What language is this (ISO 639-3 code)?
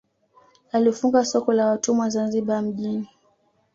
swa